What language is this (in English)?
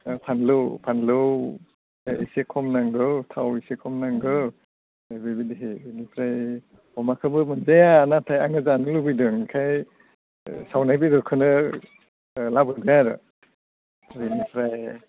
Bodo